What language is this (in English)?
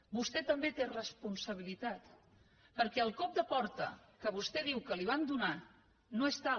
Catalan